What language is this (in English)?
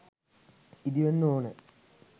Sinhala